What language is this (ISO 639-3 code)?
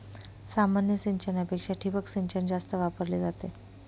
mar